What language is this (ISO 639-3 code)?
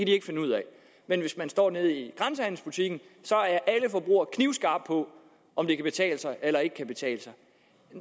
dan